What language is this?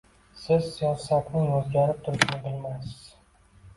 Uzbek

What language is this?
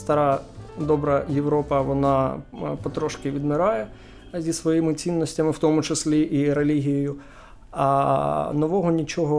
Ukrainian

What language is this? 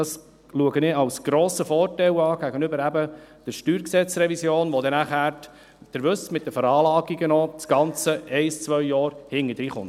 Swiss German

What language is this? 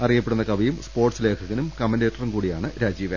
Malayalam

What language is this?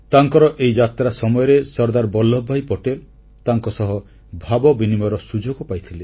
Odia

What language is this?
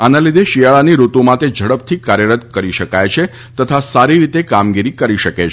Gujarati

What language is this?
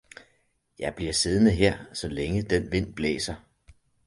Danish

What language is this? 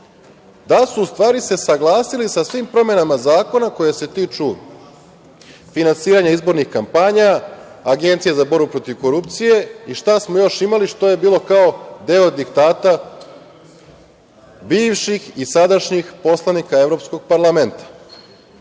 Serbian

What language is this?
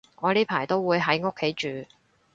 Cantonese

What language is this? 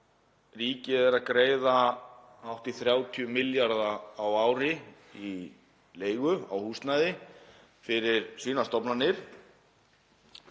Icelandic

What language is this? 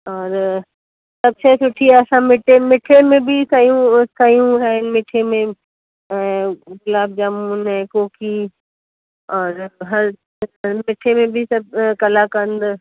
Sindhi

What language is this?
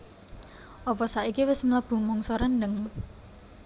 Javanese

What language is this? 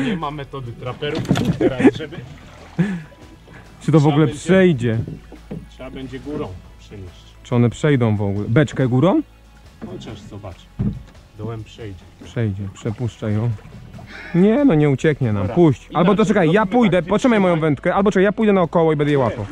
Polish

